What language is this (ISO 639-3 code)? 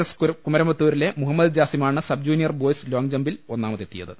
mal